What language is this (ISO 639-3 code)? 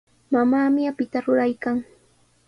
qws